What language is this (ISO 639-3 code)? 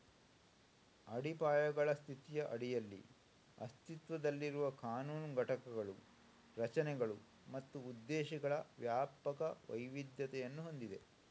kan